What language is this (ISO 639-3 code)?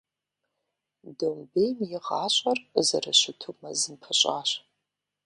kbd